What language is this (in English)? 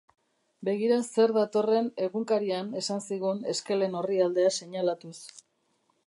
Basque